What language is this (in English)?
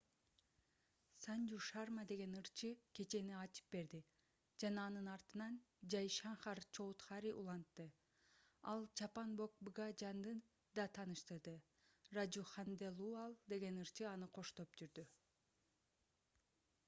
Kyrgyz